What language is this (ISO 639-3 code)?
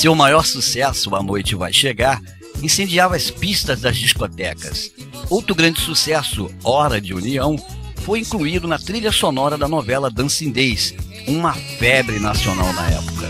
por